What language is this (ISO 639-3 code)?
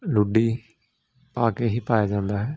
pan